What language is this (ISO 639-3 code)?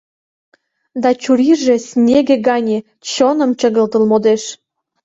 chm